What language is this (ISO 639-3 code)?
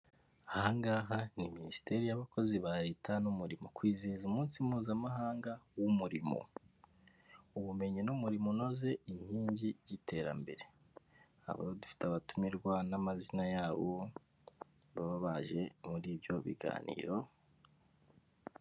kin